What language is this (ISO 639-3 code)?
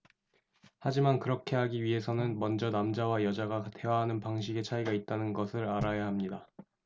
kor